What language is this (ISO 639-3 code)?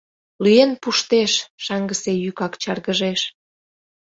chm